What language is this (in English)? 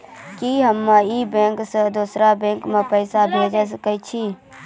Maithili